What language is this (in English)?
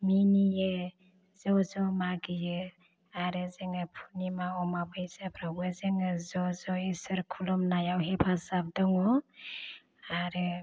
Bodo